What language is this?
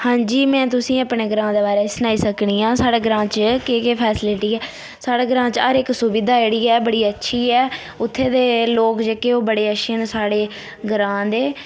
Dogri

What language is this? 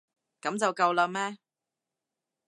Cantonese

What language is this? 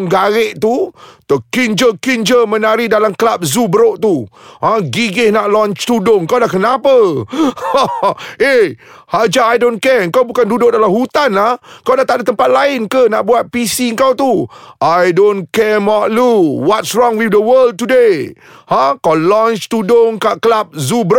Malay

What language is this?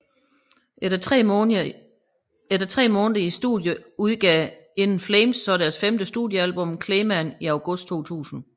Danish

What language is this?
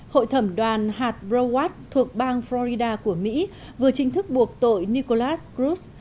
Vietnamese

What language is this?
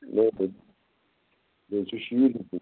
Kashmiri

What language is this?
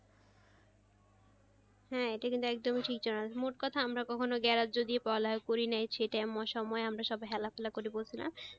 Bangla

